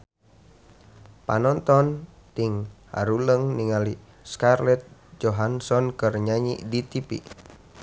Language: Sundanese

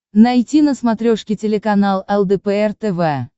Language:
Russian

